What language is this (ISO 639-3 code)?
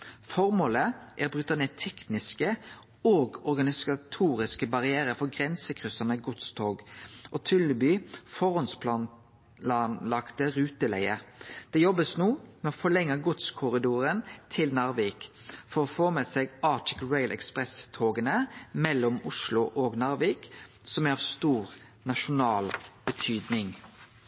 nno